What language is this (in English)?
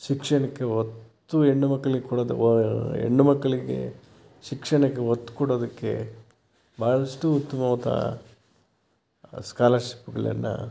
Kannada